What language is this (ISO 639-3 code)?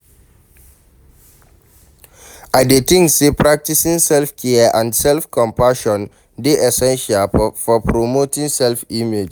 pcm